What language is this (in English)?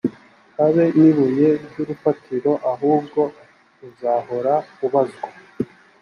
Kinyarwanda